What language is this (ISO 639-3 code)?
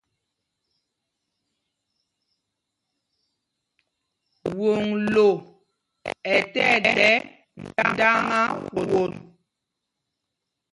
mgg